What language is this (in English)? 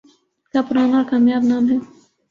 Urdu